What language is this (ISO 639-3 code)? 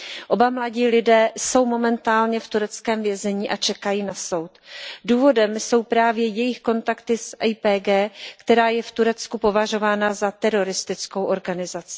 ces